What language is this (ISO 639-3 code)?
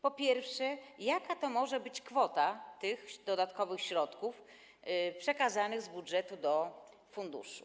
pol